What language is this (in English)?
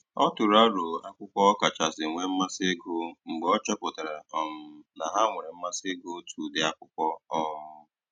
Igbo